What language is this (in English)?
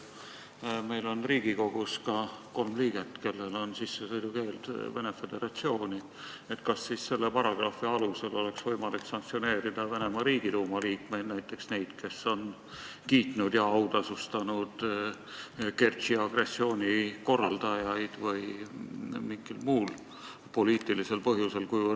Estonian